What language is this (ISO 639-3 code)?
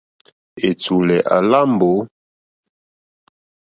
bri